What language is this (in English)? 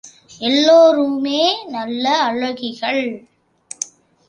Tamil